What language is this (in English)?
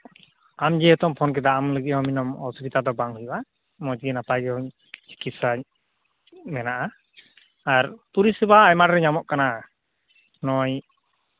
Santali